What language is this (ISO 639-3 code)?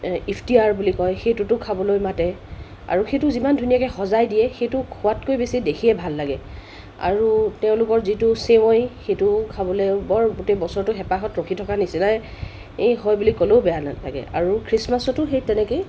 asm